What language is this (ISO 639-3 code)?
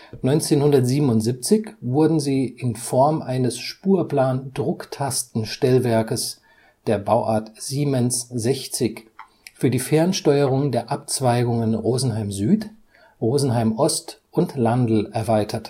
deu